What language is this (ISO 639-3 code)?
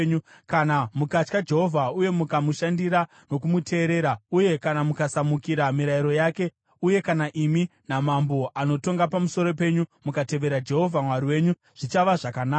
sna